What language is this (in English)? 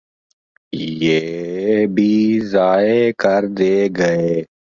Urdu